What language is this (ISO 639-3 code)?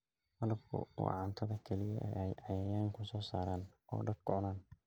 som